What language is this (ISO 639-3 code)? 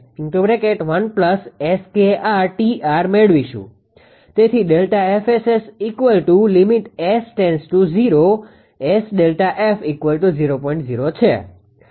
guj